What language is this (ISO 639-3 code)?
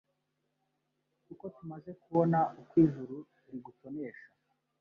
kin